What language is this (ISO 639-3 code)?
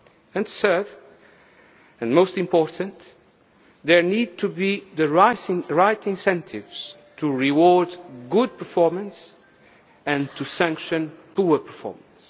eng